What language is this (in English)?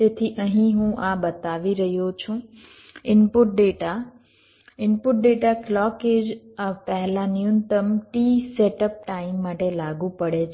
Gujarati